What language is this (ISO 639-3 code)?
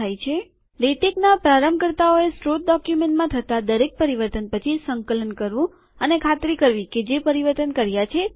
guj